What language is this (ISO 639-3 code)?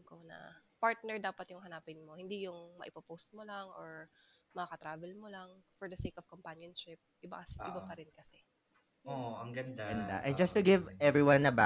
fil